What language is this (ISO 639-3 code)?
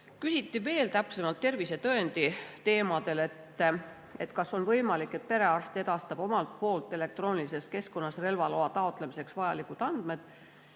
est